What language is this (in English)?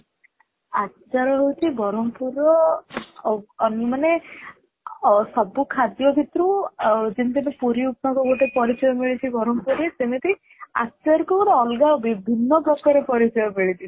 Odia